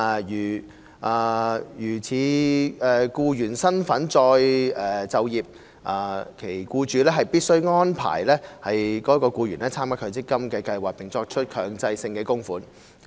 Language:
Cantonese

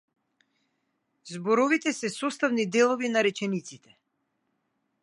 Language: Macedonian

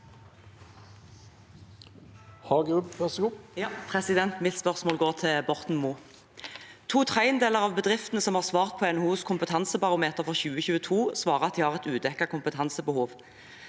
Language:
Norwegian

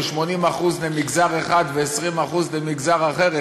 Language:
Hebrew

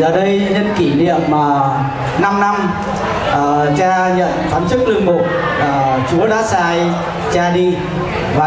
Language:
Vietnamese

